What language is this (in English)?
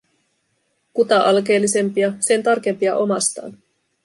Finnish